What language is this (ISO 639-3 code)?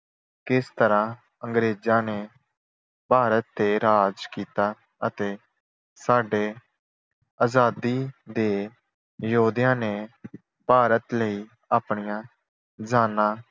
pan